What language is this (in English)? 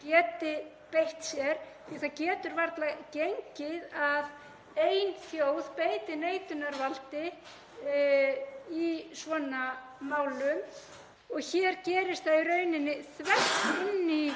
Icelandic